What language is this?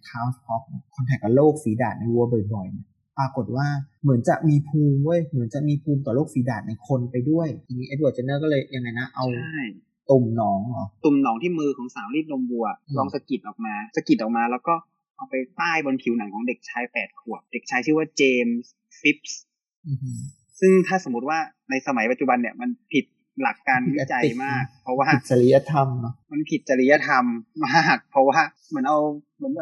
Thai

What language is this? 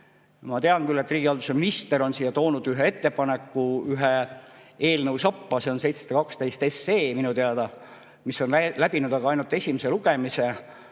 Estonian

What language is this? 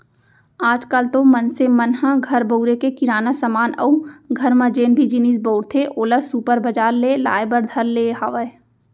Chhattisgarhi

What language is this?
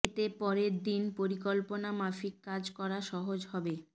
Bangla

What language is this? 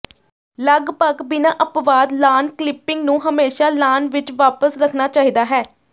Punjabi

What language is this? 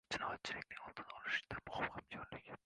Uzbek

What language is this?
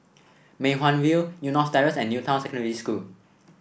English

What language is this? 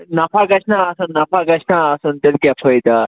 Kashmiri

